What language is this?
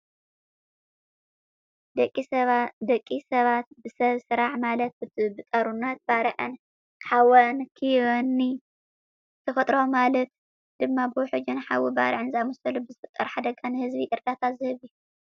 Tigrinya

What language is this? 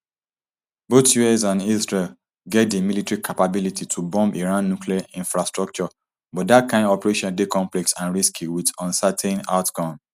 Nigerian Pidgin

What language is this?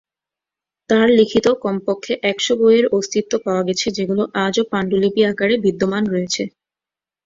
Bangla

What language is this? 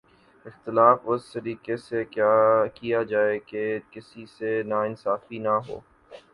Urdu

